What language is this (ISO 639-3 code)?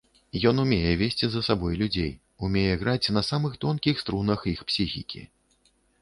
bel